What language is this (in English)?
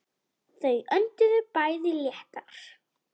Icelandic